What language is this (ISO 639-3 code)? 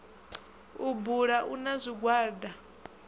ven